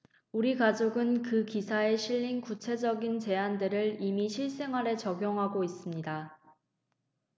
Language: Korean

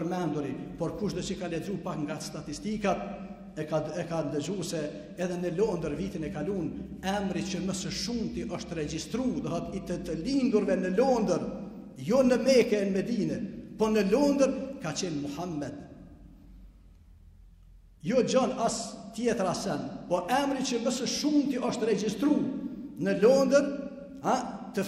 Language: Arabic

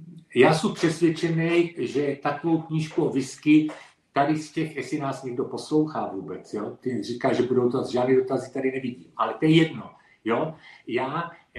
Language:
Czech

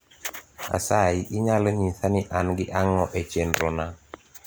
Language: Luo (Kenya and Tanzania)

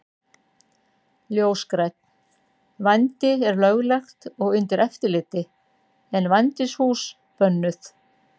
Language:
Icelandic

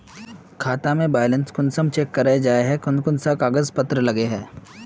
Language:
Magahi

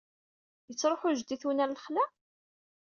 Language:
Kabyle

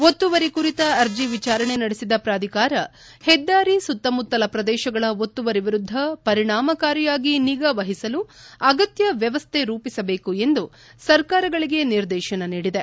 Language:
Kannada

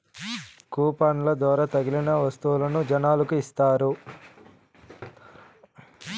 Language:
Telugu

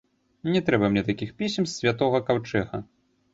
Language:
Belarusian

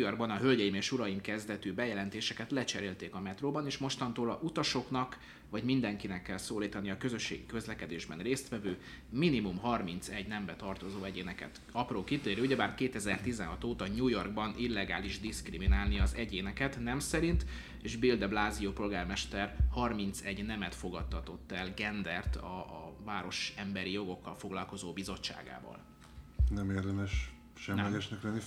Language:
Hungarian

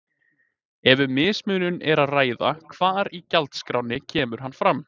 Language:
Icelandic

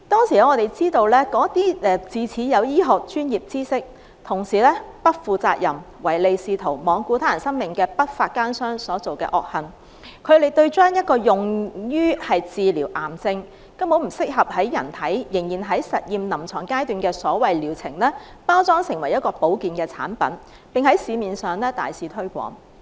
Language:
Cantonese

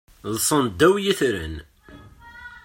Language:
Kabyle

